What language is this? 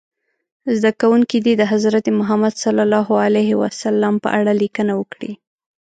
Pashto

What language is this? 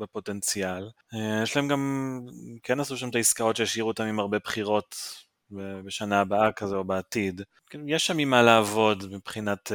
Hebrew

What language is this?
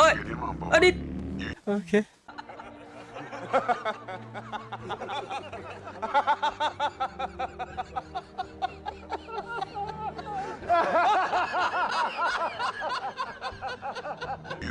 Vietnamese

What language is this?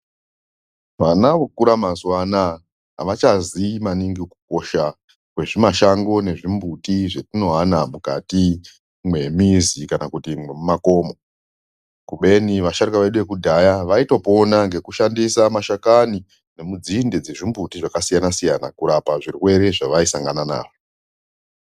Ndau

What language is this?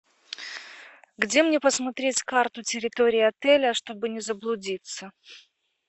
Russian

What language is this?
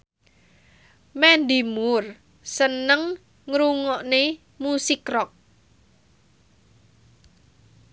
Javanese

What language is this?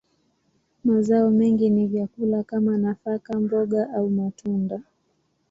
Swahili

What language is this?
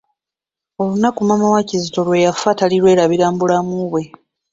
Ganda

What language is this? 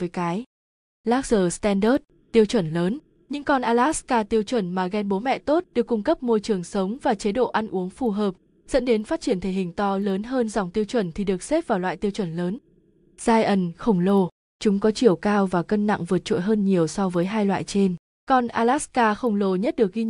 Vietnamese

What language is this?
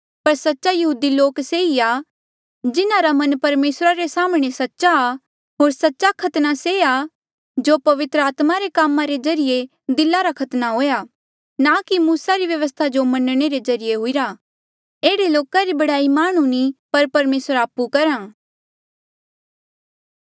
Mandeali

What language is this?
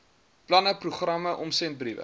Afrikaans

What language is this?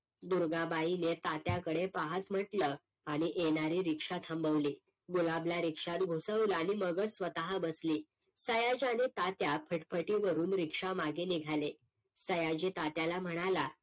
Marathi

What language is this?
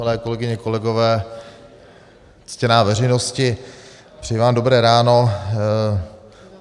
Czech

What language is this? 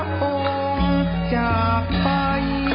Thai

